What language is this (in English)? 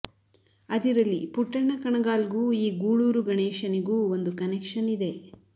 Kannada